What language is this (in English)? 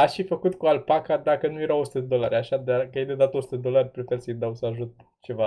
Romanian